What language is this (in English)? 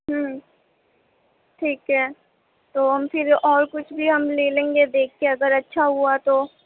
Urdu